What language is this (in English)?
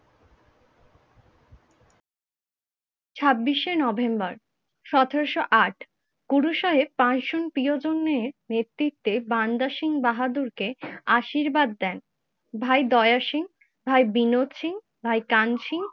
Bangla